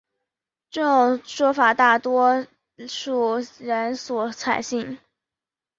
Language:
Chinese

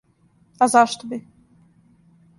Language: Serbian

